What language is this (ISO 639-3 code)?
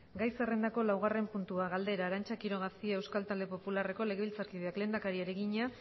eus